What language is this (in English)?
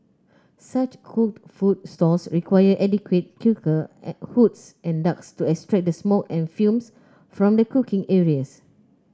English